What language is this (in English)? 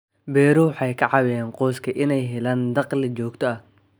Somali